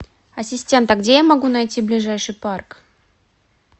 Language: Russian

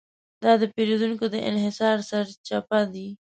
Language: Pashto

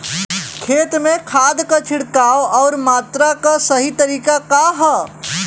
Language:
Bhojpuri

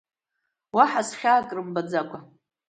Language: Abkhazian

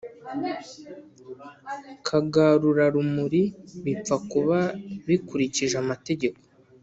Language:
Kinyarwanda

